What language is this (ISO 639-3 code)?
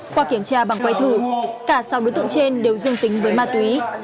vie